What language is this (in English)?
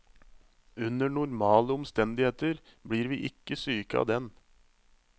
Norwegian